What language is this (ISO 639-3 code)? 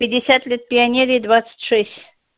rus